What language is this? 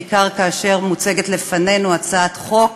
Hebrew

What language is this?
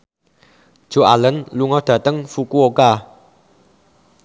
Javanese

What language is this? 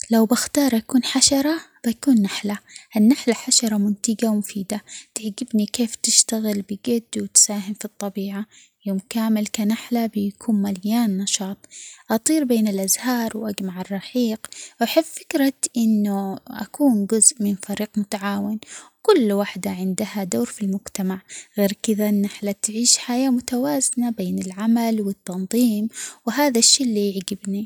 Omani Arabic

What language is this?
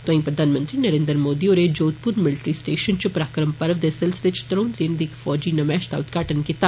Dogri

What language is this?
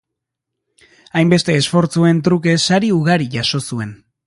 Basque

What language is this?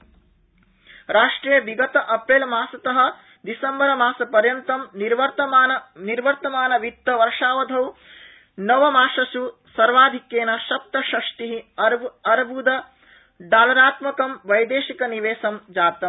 Sanskrit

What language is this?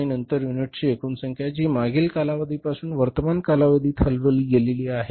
Marathi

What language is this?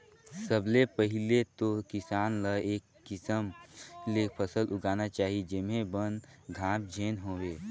Chhattisgarhi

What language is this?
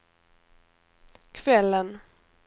Swedish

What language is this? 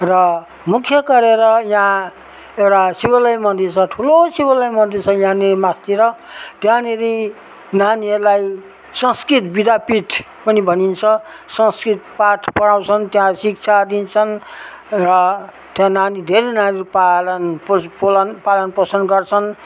Nepali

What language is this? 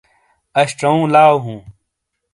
Shina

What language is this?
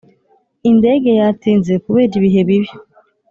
Kinyarwanda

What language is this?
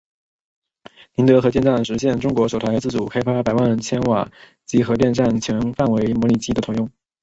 Chinese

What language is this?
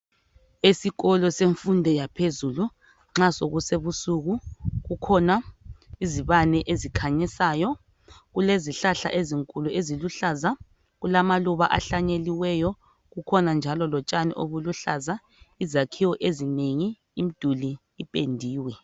North Ndebele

